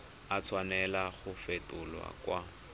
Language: Tswana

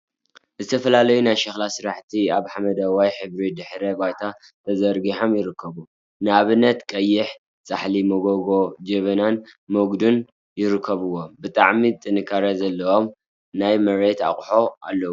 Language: Tigrinya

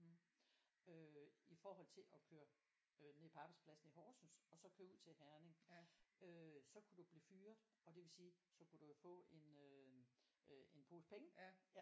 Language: Danish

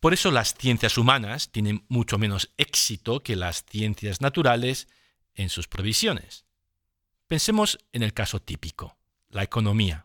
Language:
Spanish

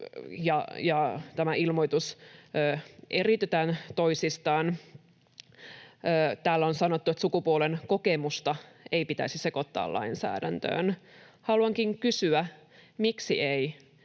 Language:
Finnish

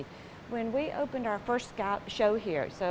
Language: Indonesian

